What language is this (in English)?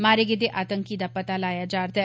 Dogri